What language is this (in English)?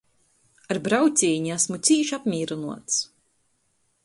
Latgalian